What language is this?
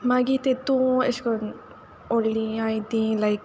Konkani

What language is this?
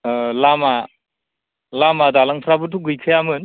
Bodo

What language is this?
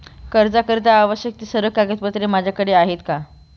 Marathi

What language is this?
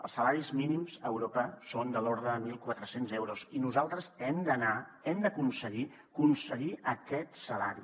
Catalan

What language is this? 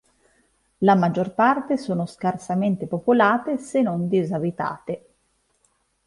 Italian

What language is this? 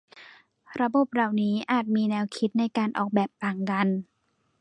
Thai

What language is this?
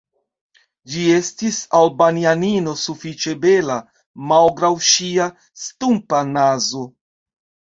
Esperanto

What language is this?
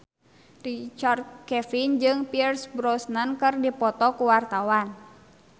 Sundanese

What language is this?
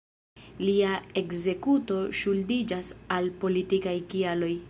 Esperanto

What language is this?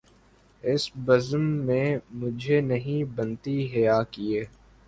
Urdu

